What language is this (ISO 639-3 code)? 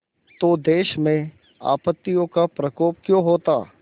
hin